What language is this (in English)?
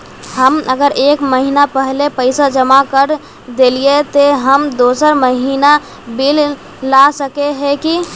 Magahi